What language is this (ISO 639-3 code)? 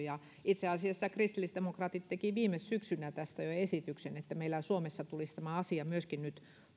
fin